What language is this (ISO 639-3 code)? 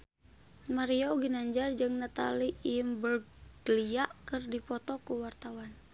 sun